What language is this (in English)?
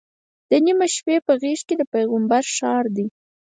Pashto